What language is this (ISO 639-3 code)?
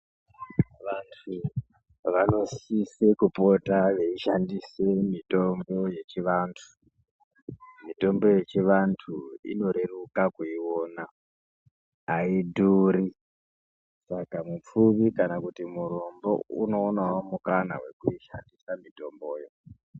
ndc